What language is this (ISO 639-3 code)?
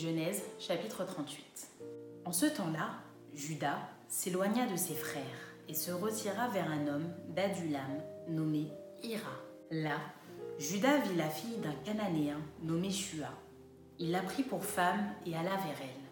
fra